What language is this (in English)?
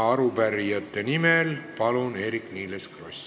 Estonian